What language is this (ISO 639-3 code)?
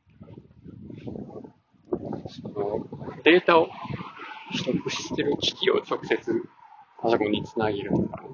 jpn